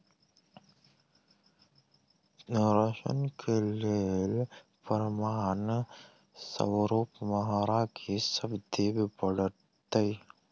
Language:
Maithili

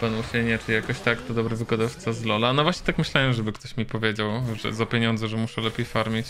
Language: Polish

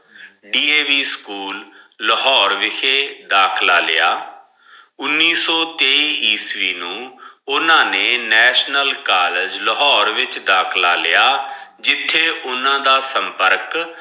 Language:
Punjabi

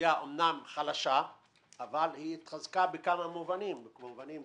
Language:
Hebrew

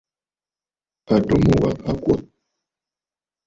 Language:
Bafut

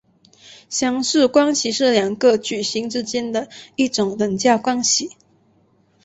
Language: Chinese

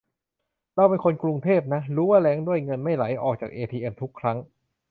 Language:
Thai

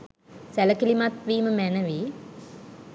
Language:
Sinhala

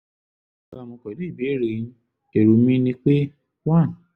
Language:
Yoruba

